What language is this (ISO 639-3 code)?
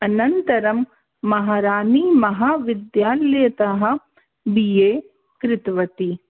san